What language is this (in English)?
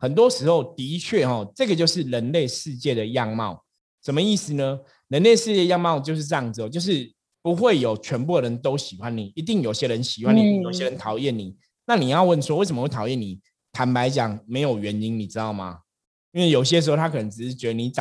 Chinese